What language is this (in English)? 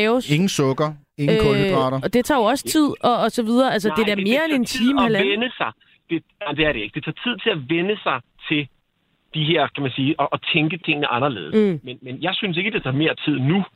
Danish